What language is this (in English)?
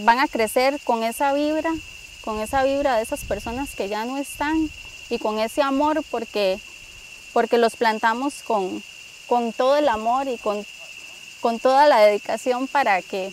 Spanish